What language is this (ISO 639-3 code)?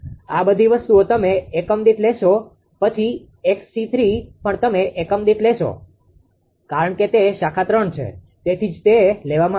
guj